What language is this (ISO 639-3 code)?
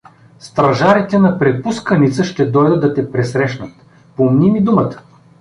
bul